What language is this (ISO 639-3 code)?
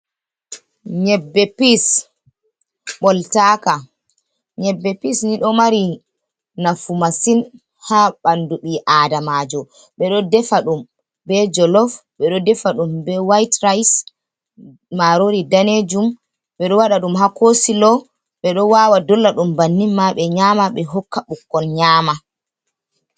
ful